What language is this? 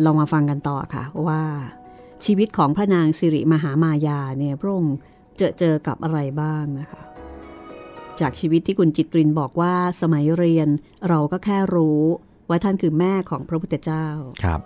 Thai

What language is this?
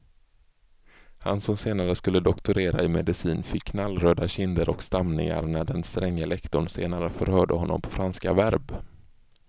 Swedish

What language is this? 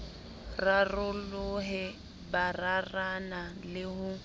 Southern Sotho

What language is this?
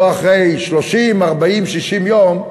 Hebrew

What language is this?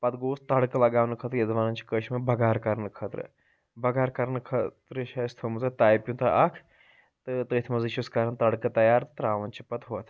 Kashmiri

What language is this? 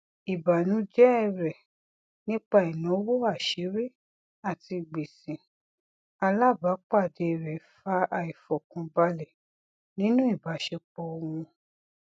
Yoruba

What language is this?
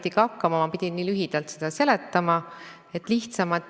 Estonian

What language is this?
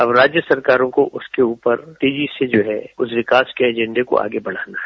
Hindi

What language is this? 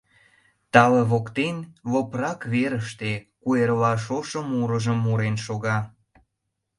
Mari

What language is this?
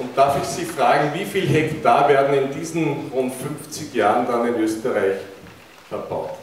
German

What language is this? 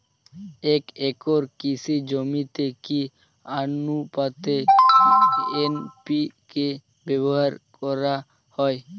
Bangla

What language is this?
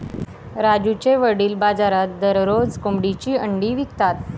Marathi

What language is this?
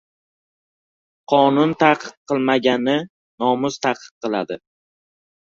Uzbek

